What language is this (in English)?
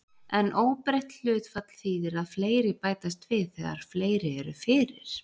Icelandic